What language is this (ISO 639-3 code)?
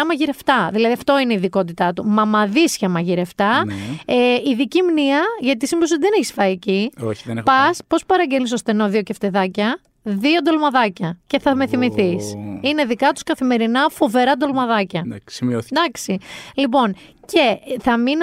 ell